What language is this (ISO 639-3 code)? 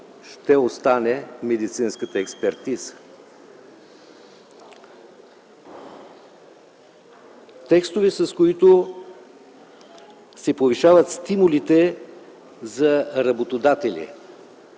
bul